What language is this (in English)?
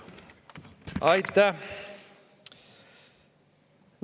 Estonian